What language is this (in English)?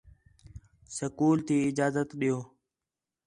Khetrani